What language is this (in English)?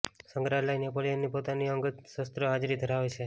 Gujarati